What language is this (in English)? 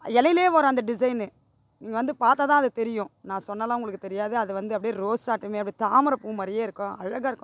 Tamil